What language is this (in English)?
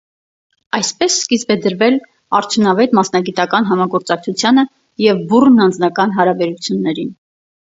Armenian